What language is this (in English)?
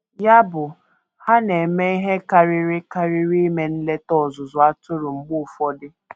Igbo